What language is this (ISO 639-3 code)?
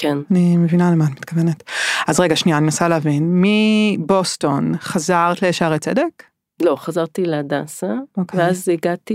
heb